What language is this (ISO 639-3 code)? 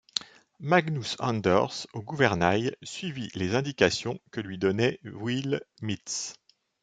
fra